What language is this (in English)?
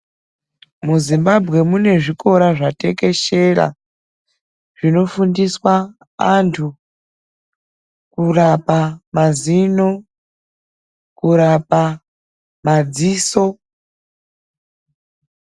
Ndau